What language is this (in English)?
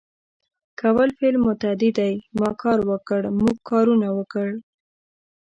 Pashto